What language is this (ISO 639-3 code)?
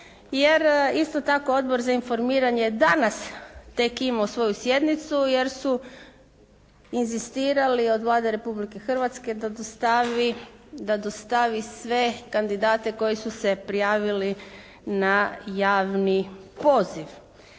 hrv